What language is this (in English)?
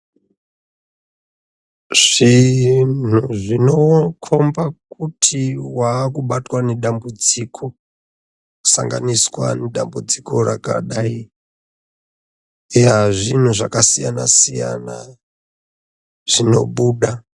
Ndau